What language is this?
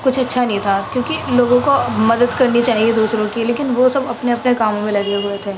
Urdu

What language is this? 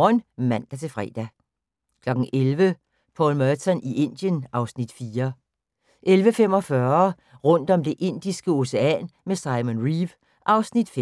Danish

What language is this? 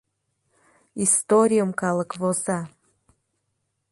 Mari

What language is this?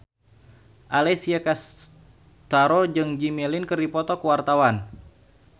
Sundanese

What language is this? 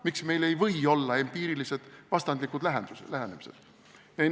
Estonian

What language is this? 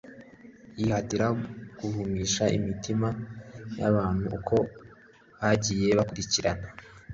Kinyarwanda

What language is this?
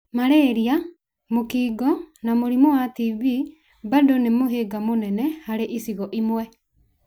Kikuyu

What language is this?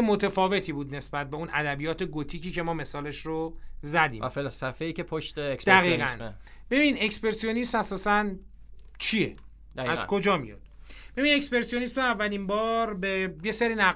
Persian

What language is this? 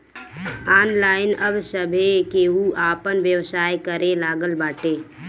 Bhojpuri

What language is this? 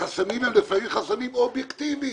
Hebrew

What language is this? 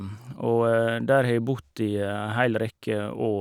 Norwegian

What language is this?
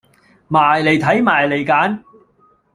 Cantonese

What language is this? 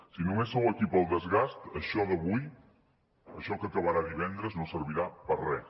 Catalan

